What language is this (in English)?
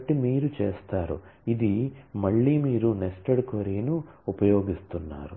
Telugu